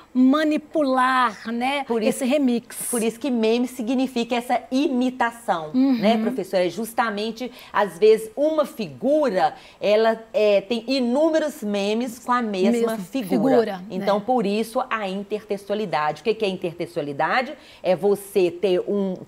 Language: Portuguese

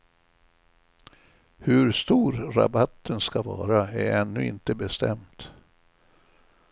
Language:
Swedish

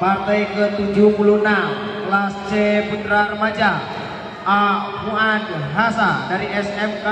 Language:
Indonesian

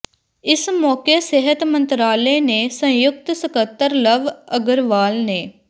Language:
Punjabi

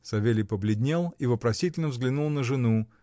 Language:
Russian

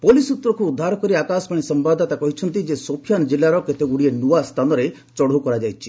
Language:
Odia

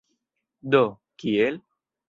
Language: Esperanto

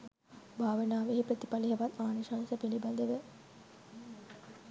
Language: Sinhala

